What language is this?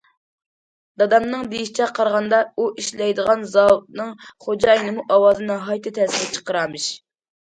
Uyghur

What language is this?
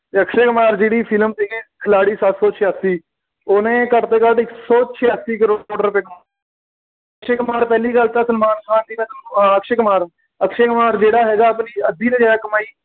Punjabi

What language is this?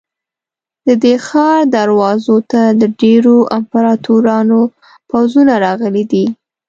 Pashto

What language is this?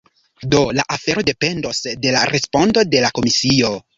Esperanto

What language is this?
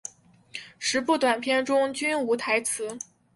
Chinese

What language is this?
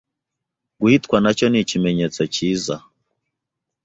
Kinyarwanda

